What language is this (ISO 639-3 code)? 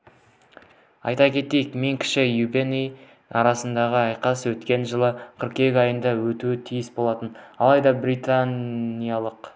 kaz